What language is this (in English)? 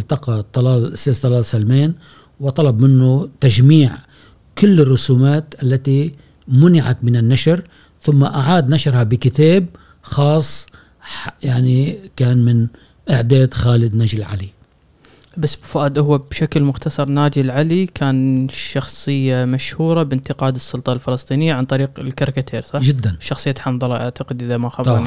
Arabic